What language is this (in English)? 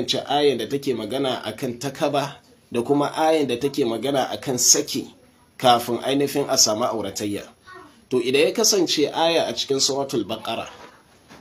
Arabic